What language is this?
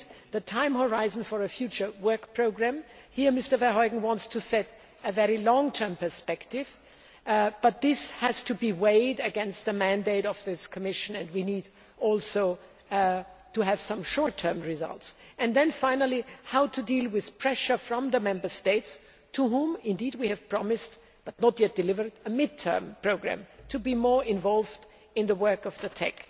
English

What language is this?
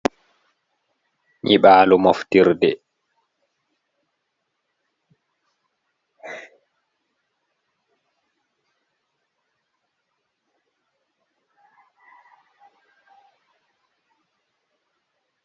Fula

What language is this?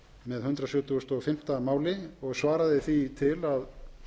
Icelandic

